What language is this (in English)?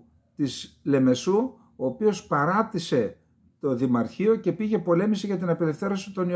Greek